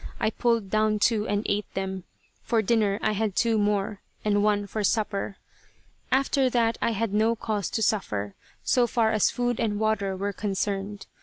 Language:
English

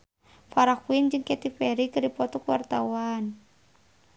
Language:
Sundanese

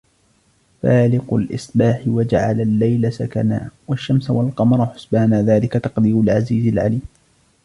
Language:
Arabic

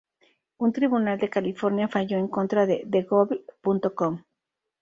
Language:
Spanish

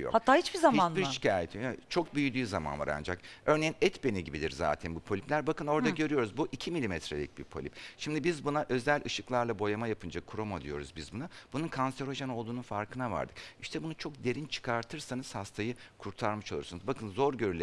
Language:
Turkish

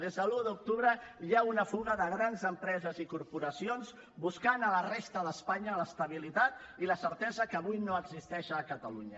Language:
Catalan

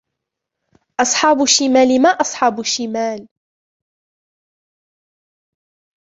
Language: Arabic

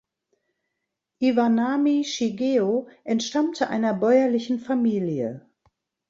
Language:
German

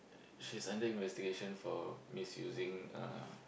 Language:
English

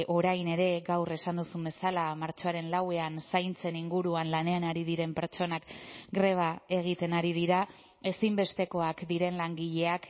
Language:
Basque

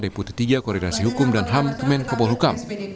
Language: Indonesian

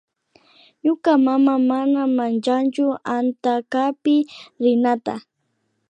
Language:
Imbabura Highland Quichua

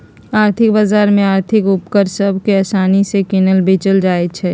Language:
Magahi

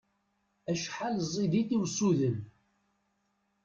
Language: Kabyle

